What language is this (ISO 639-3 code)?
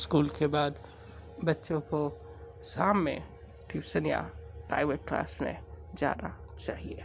hin